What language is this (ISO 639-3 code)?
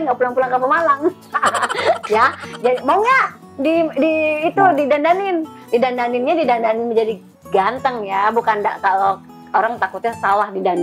ind